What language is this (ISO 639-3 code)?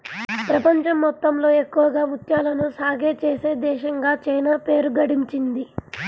tel